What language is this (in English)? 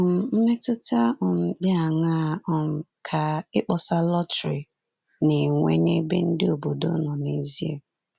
Igbo